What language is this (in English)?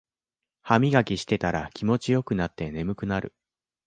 Japanese